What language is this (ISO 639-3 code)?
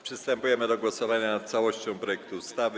pol